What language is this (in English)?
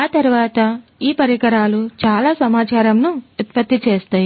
Telugu